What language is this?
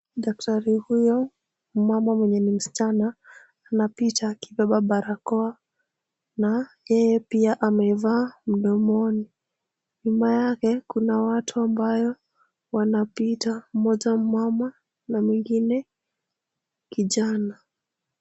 Swahili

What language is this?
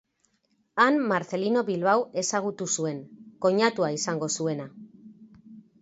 Basque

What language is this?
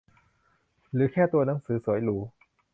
Thai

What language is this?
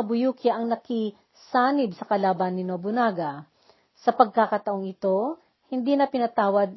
Filipino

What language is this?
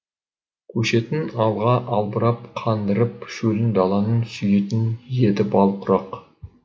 Kazakh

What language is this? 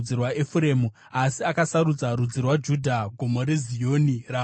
Shona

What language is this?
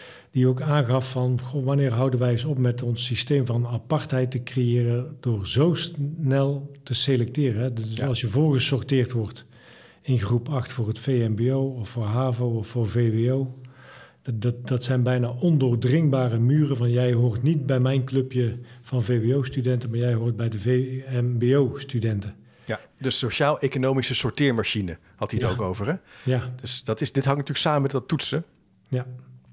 Dutch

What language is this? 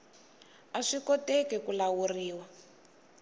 Tsonga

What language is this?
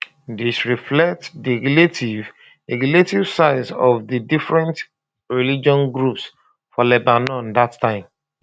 Nigerian Pidgin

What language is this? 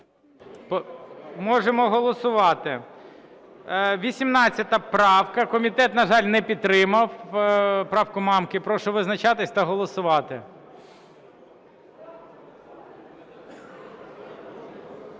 Ukrainian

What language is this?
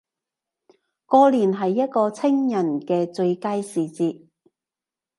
Cantonese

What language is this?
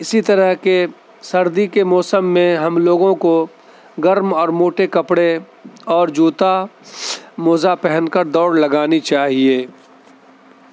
Urdu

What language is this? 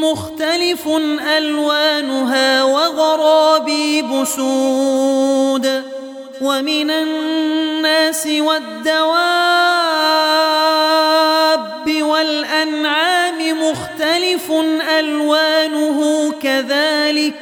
Arabic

